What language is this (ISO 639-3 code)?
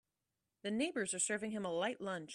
eng